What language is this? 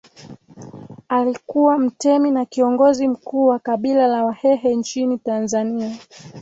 Swahili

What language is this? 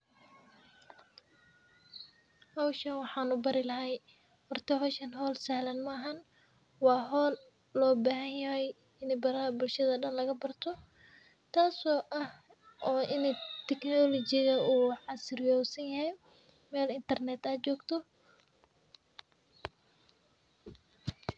Somali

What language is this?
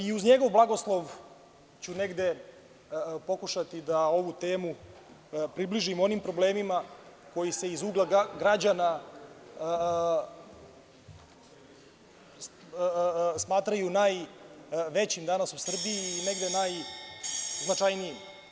Serbian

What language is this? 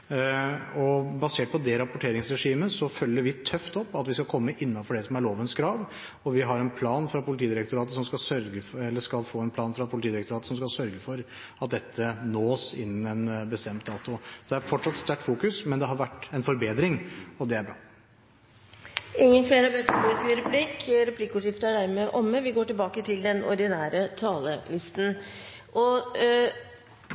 Norwegian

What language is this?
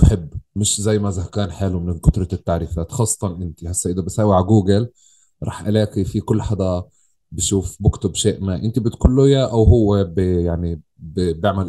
Arabic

